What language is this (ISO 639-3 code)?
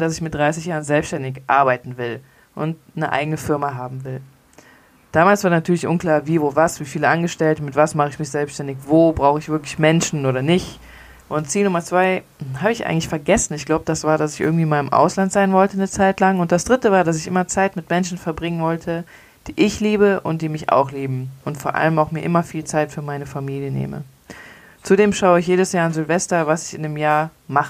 deu